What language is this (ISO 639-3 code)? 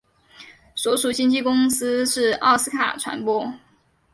zho